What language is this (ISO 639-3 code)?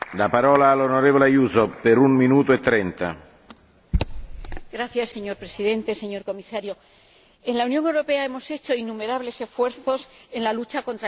spa